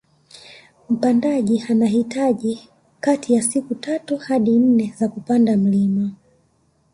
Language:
Swahili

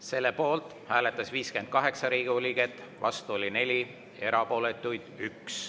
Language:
Estonian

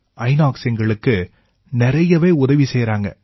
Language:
Tamil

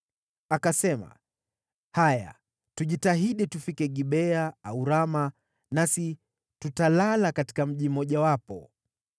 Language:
Swahili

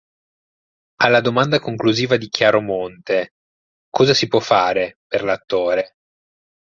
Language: Italian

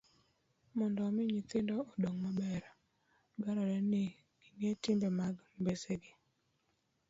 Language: Luo (Kenya and Tanzania)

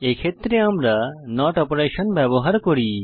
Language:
Bangla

